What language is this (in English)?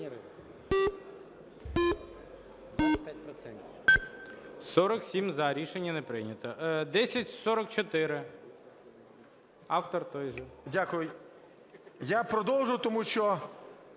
Ukrainian